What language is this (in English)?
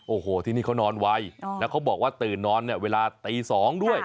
Thai